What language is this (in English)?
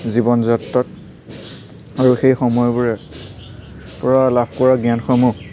Assamese